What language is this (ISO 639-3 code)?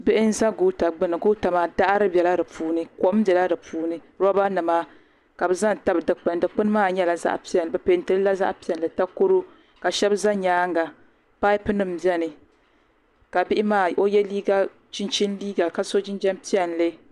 dag